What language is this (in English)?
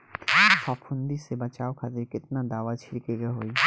Bhojpuri